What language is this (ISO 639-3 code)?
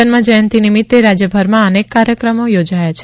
guj